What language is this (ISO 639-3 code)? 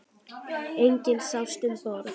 isl